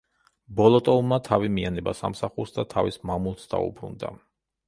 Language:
Georgian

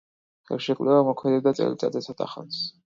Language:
Georgian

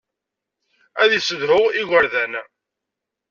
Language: Kabyle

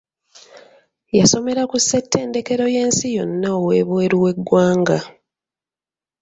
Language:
Ganda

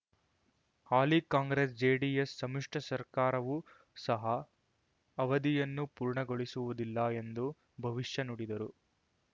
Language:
Kannada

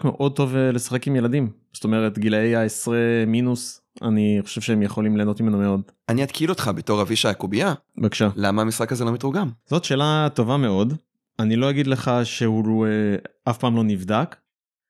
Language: Hebrew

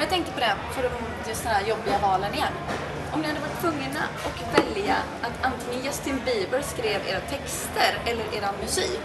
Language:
Swedish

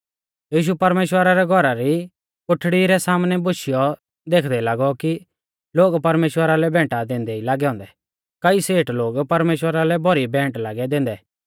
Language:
Mahasu Pahari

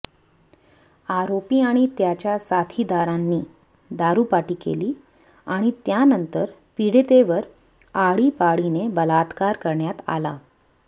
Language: Marathi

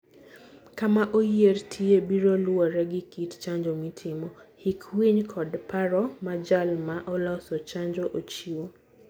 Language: Luo (Kenya and Tanzania)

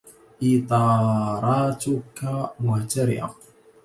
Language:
Arabic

